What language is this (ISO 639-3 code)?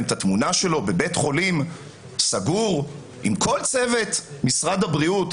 heb